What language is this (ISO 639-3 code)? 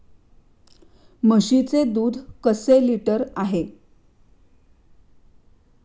mar